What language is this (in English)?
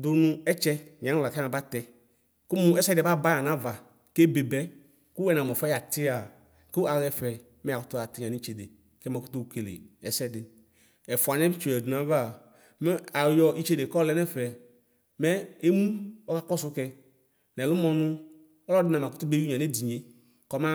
Ikposo